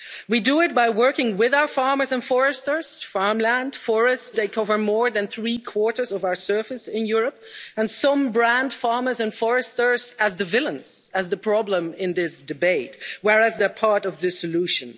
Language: English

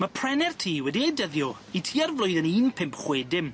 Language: Welsh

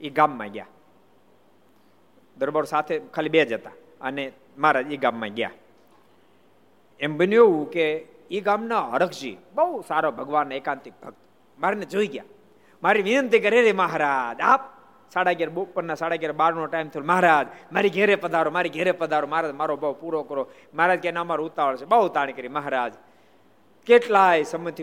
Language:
Gujarati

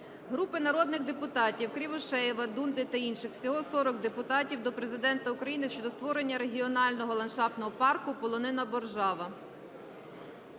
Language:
Ukrainian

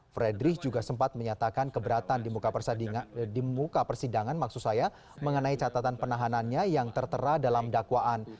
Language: Indonesian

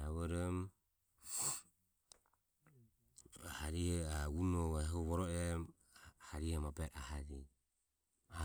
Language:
Ömie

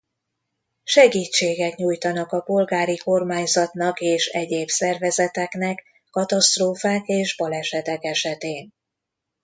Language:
Hungarian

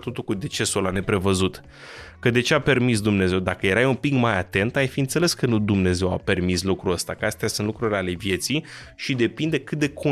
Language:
Romanian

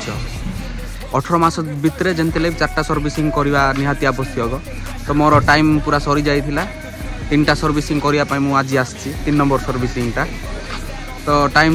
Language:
Hindi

